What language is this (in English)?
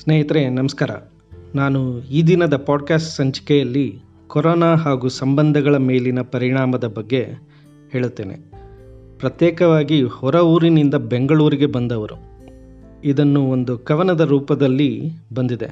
Kannada